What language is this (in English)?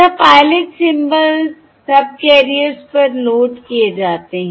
Hindi